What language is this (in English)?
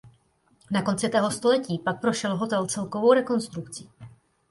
Czech